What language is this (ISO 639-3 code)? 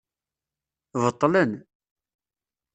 kab